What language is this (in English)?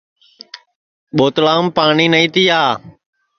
Sansi